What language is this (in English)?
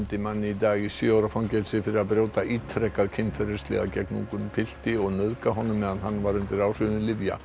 Icelandic